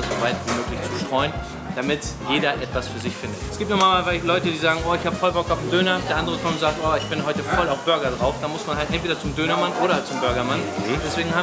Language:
German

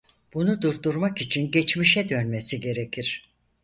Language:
Turkish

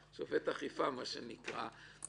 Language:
Hebrew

